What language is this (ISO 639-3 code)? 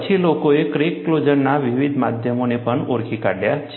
guj